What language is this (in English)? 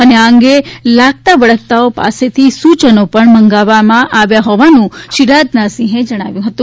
Gujarati